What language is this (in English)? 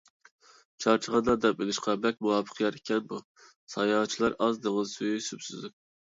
Uyghur